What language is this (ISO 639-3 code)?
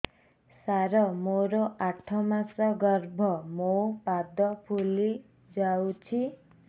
ori